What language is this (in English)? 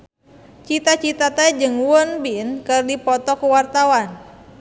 Sundanese